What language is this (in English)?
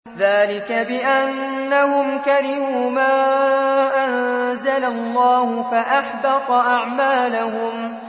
Arabic